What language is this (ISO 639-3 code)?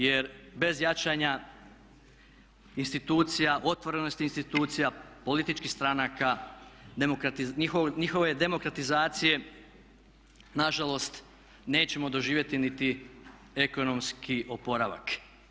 hrv